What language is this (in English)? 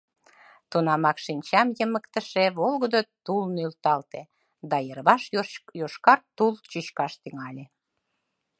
Mari